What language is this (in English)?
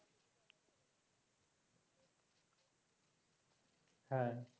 Bangla